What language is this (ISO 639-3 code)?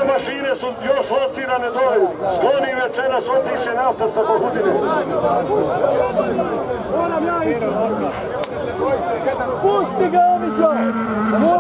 ron